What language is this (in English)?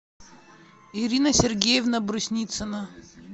Russian